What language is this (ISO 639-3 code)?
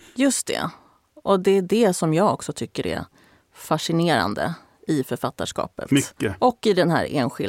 swe